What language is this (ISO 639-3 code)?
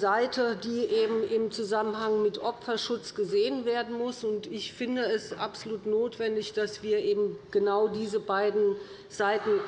deu